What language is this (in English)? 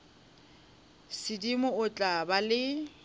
Northern Sotho